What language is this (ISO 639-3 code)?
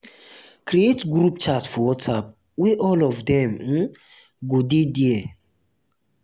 pcm